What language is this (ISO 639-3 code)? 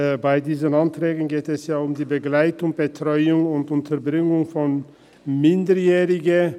gsw